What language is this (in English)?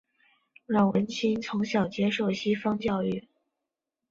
Chinese